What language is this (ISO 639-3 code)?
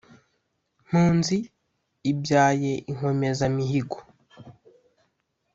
kin